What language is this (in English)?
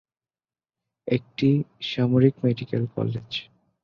Bangla